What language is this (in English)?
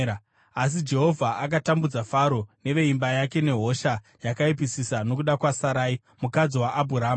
Shona